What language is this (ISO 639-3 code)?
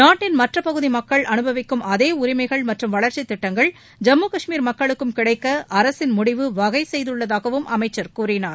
tam